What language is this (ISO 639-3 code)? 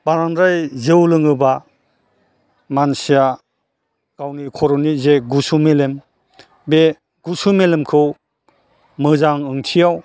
brx